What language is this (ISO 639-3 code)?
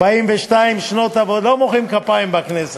heb